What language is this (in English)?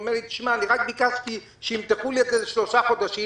Hebrew